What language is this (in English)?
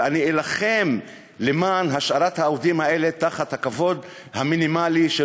Hebrew